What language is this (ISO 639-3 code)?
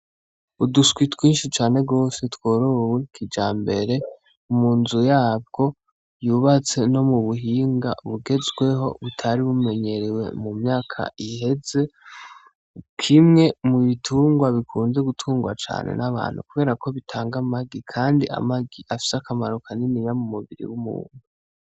run